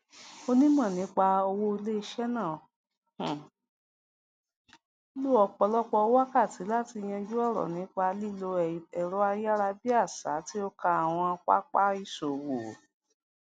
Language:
Yoruba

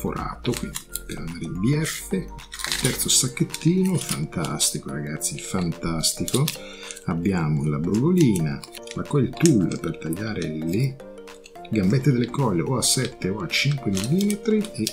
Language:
Italian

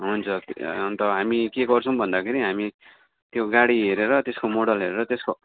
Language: Nepali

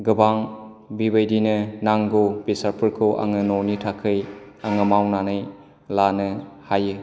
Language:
Bodo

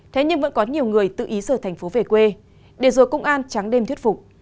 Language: Vietnamese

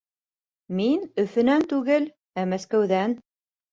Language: Bashkir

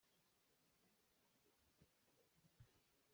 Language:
Hakha Chin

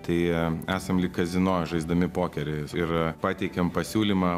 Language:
Lithuanian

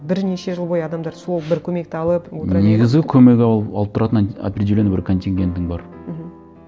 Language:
Kazakh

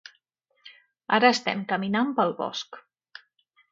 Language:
Catalan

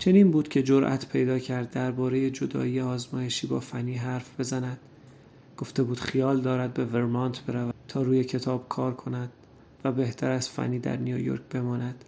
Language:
Persian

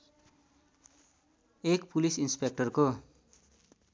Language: Nepali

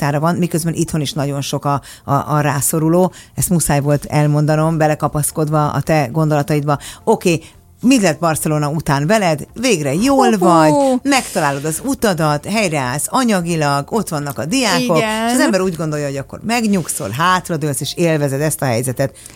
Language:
Hungarian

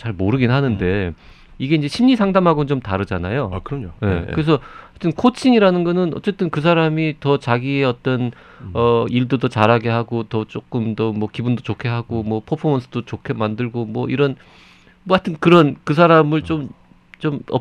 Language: Korean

